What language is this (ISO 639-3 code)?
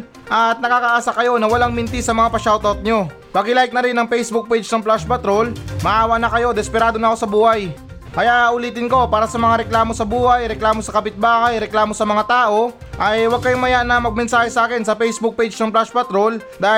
fil